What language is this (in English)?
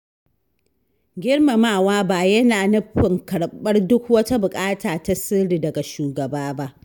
Hausa